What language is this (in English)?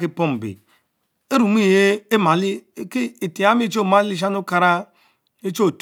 Mbe